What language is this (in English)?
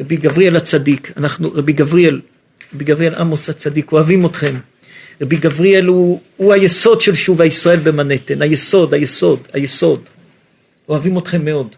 Hebrew